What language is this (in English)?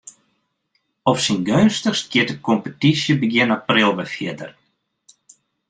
Western Frisian